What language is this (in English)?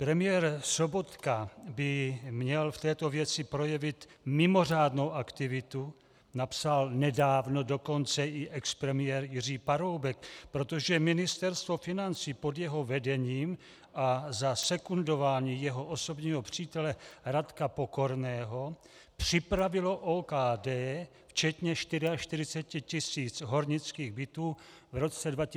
Czech